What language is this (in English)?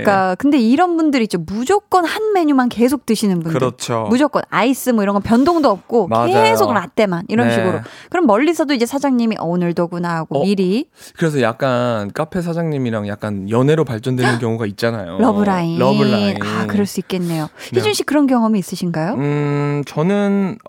Korean